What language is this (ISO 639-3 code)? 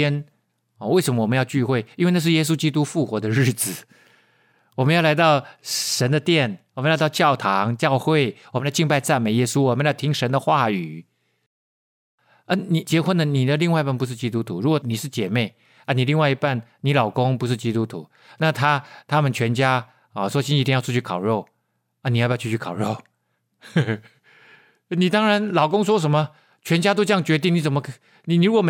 zho